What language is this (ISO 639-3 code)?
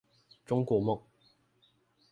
zho